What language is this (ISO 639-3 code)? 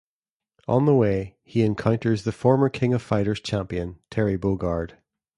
eng